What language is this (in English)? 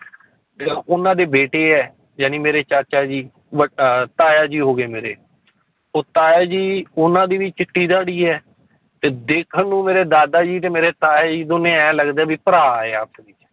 Punjabi